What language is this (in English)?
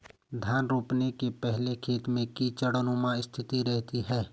Hindi